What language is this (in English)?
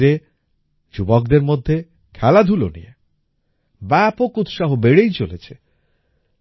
Bangla